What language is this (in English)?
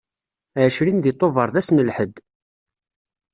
Kabyle